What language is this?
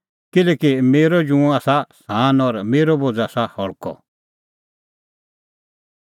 Kullu Pahari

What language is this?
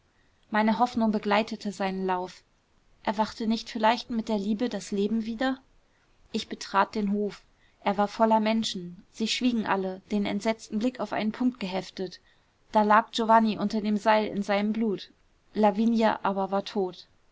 German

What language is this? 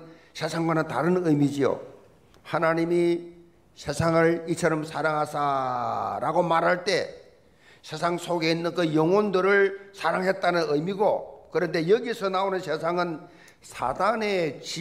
Korean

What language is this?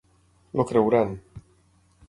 Catalan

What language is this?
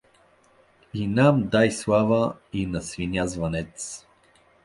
Bulgarian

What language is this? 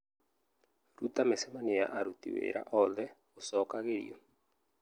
Kikuyu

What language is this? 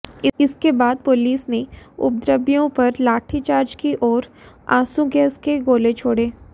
Hindi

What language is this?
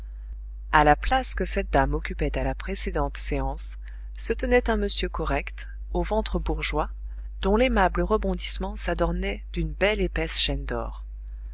French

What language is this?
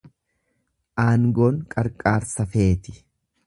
Oromo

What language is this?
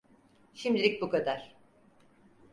Turkish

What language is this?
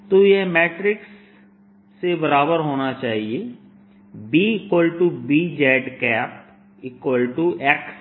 Hindi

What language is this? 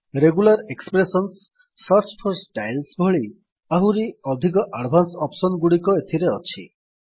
Odia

